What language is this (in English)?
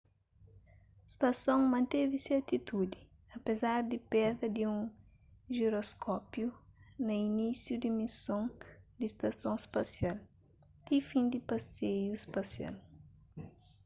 Kabuverdianu